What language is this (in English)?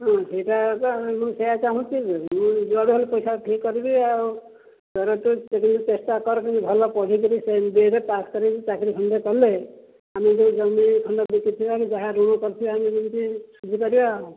Odia